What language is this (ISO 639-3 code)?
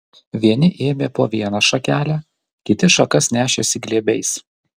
lit